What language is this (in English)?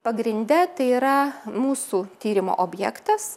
Lithuanian